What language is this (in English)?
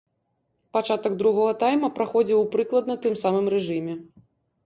Belarusian